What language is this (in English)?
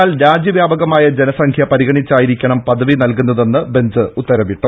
Malayalam